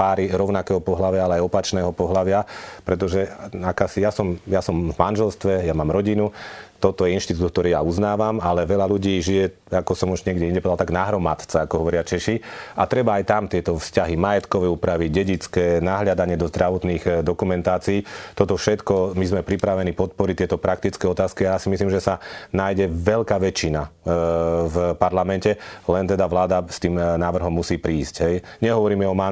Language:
Slovak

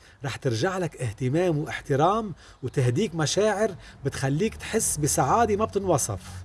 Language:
Arabic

